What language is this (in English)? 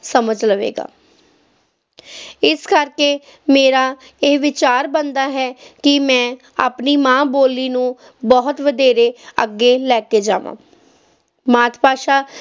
Punjabi